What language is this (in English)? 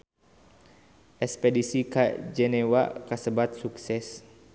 Sundanese